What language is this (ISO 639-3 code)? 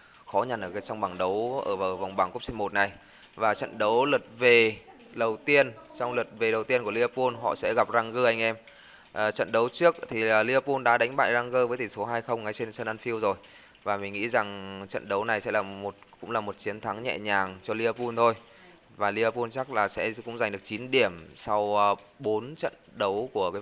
vie